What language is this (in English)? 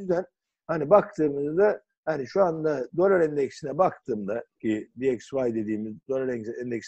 Turkish